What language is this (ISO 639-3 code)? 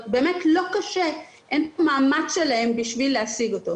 heb